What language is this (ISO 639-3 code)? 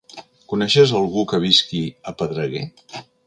cat